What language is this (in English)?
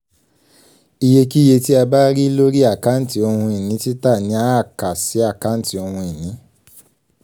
Yoruba